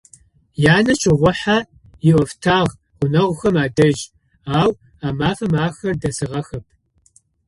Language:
Adyghe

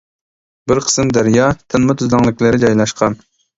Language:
Uyghur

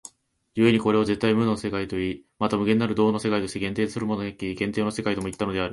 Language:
Japanese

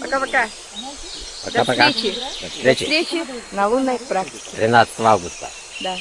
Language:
Russian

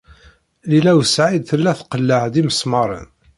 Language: Kabyle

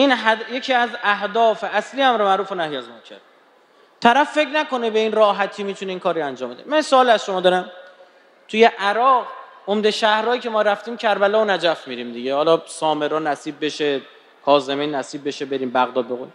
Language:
Persian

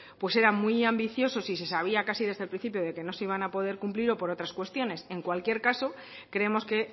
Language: Spanish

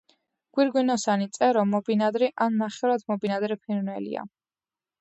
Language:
Georgian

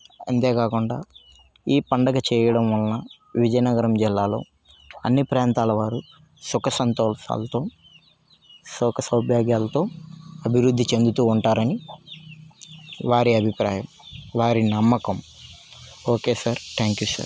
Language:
Telugu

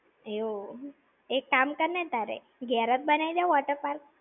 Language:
Gujarati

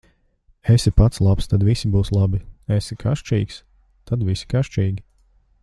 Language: Latvian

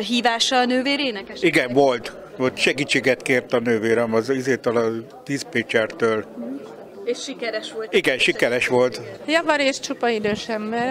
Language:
Hungarian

